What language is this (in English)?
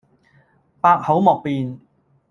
Cantonese